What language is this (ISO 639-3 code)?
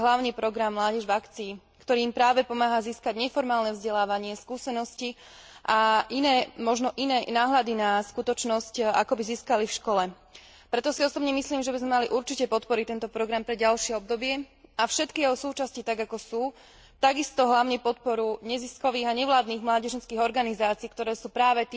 slk